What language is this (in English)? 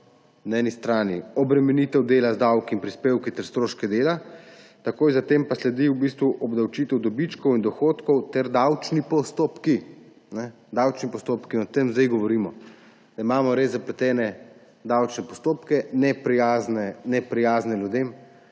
Slovenian